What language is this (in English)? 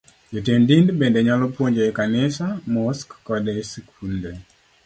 Luo (Kenya and Tanzania)